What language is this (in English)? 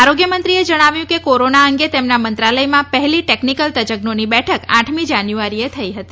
Gujarati